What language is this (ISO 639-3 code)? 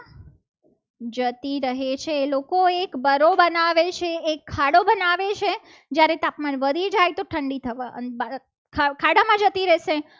guj